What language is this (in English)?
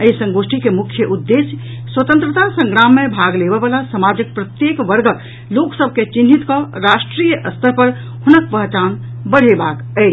Maithili